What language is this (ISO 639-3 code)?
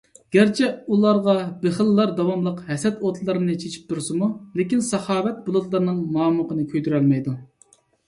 uig